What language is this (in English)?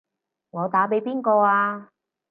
Cantonese